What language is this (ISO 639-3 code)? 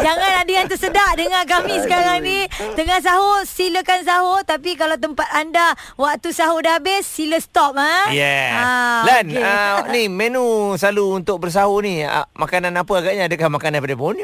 msa